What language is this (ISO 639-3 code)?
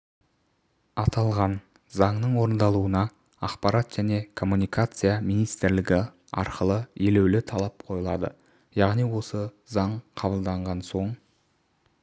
kaz